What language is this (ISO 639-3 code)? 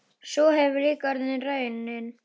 isl